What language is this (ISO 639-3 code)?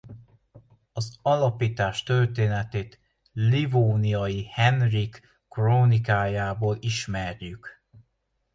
hun